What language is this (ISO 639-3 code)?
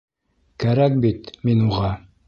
bak